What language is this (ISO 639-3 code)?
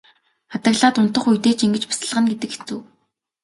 mon